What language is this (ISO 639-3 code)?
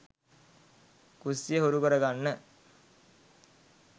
sin